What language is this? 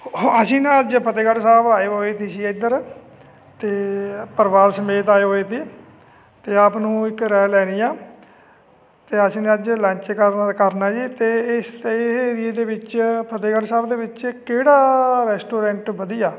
Punjabi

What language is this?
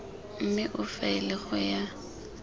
Tswana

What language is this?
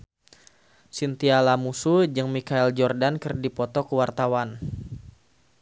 Sundanese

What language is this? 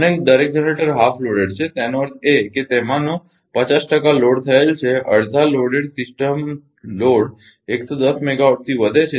Gujarati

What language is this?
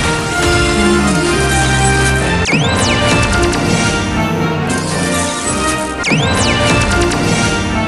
Japanese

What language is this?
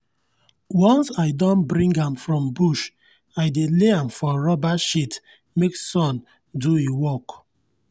Nigerian Pidgin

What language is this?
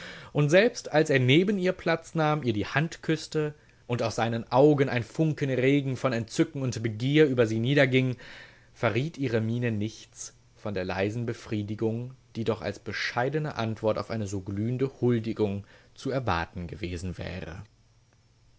German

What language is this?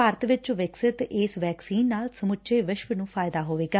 Punjabi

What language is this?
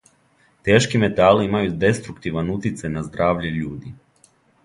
Serbian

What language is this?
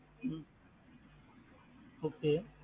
Tamil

